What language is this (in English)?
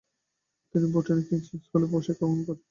Bangla